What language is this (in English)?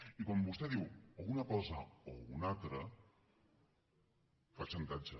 Catalan